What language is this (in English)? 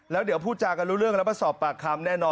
Thai